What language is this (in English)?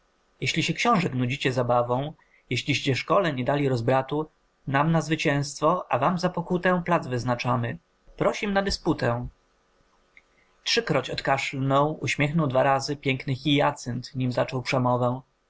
Polish